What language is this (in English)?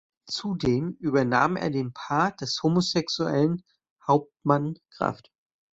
German